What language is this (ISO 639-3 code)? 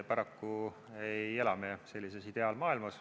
est